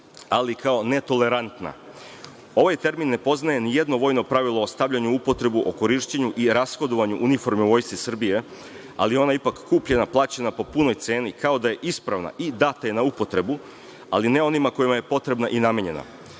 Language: Serbian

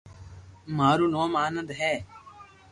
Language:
Loarki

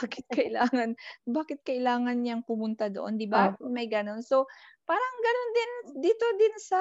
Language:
Filipino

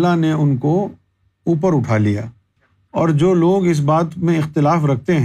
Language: Urdu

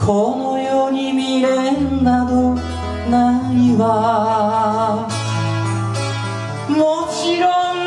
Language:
Japanese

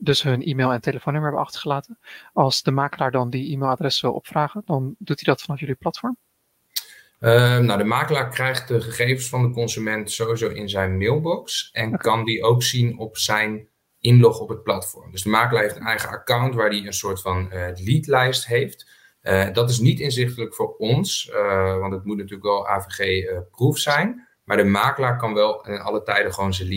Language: Dutch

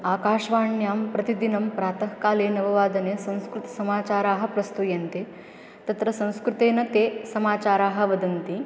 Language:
Sanskrit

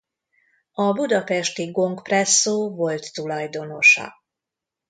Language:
Hungarian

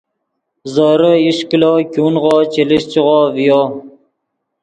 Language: Yidgha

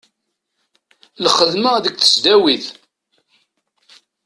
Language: Kabyle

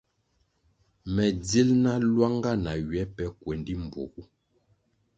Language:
Kwasio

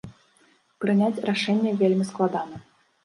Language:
Belarusian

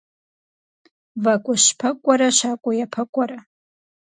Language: Kabardian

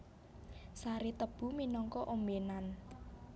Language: Javanese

